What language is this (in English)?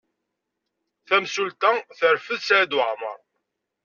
Kabyle